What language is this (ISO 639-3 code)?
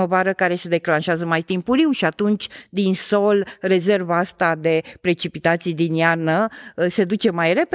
ron